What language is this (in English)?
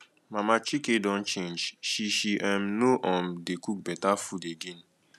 Nigerian Pidgin